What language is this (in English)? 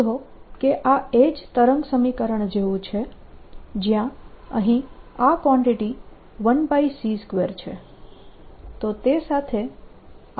Gujarati